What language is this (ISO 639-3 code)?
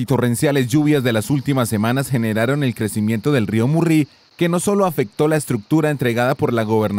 spa